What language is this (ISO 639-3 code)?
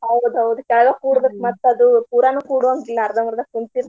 kan